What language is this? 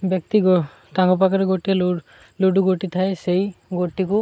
Odia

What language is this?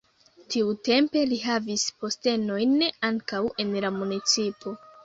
Esperanto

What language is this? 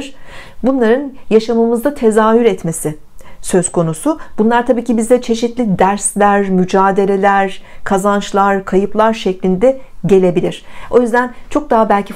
Turkish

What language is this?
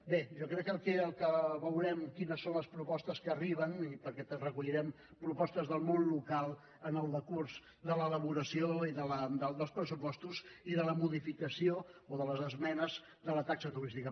Catalan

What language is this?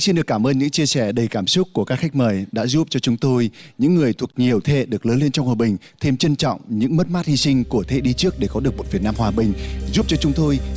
Vietnamese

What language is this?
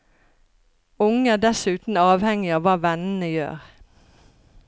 Norwegian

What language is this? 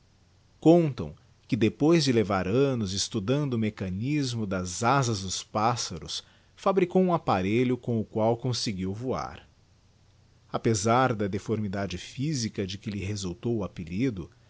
Portuguese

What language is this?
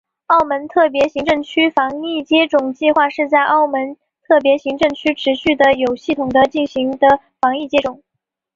Chinese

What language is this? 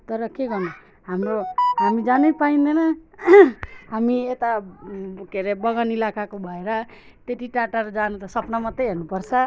Nepali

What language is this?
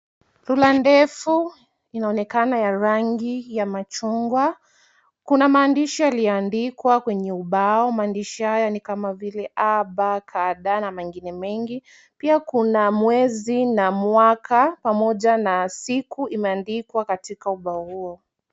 Swahili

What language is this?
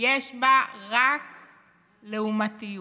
Hebrew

